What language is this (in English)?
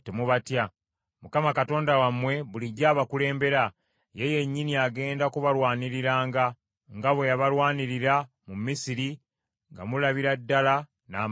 Ganda